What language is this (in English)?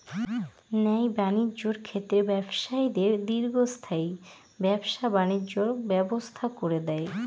Bangla